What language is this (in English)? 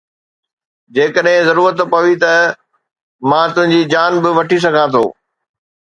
Sindhi